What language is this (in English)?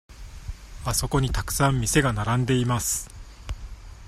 Japanese